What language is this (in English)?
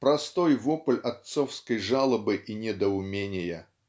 Russian